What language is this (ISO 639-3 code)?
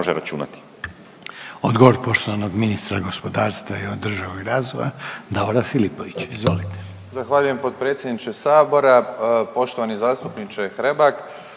hrv